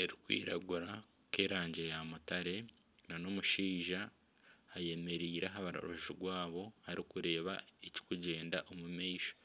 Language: Nyankole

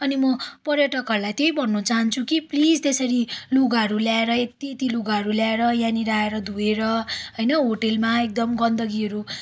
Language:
Nepali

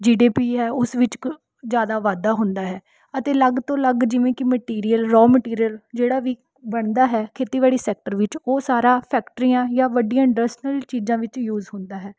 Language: Punjabi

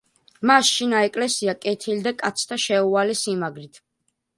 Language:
Georgian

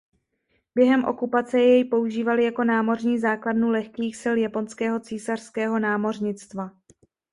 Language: Czech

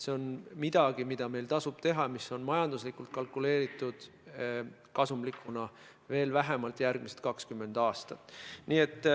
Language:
Estonian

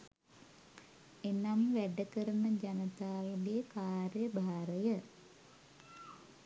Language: Sinhala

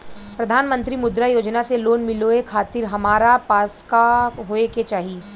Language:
Bhojpuri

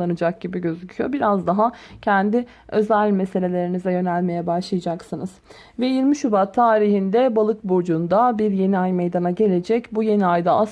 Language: Turkish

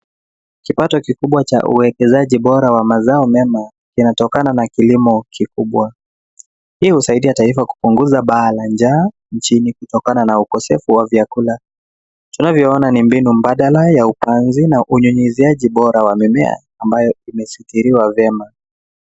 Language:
Swahili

